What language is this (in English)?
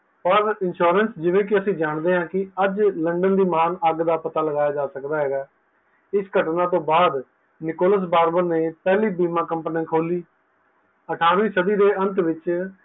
Punjabi